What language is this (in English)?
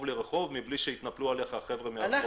Hebrew